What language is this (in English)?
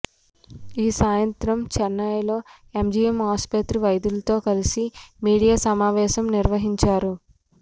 Telugu